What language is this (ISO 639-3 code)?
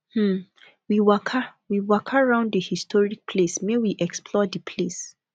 pcm